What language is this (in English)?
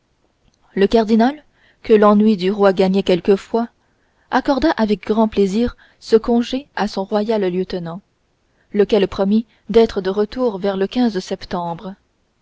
French